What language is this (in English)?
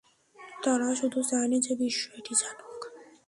Bangla